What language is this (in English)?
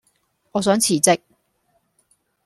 Cantonese